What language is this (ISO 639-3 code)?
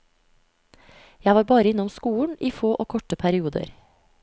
nor